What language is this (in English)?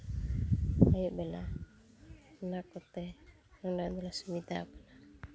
Santali